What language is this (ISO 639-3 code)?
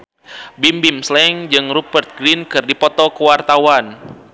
sun